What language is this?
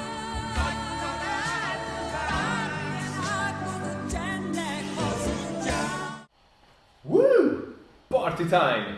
Hungarian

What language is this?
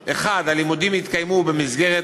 Hebrew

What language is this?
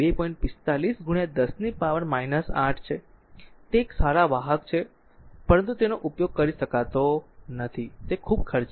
Gujarati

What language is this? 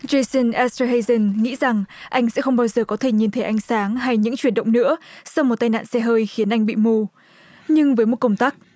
Vietnamese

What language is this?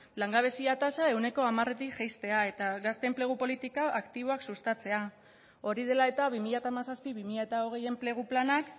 Basque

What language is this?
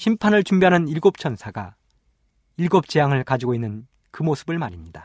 Korean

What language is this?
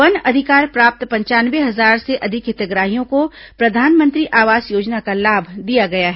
Hindi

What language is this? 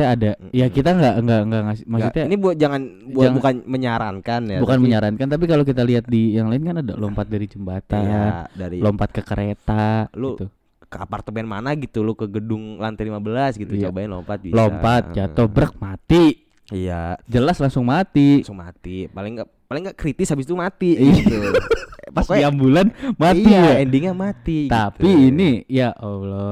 Indonesian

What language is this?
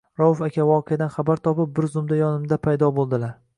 Uzbek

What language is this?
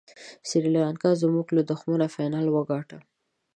Pashto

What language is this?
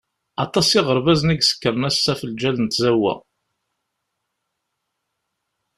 Kabyle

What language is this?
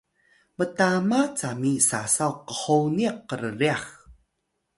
Atayal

